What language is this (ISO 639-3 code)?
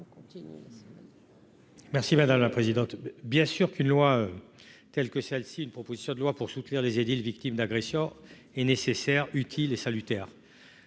fra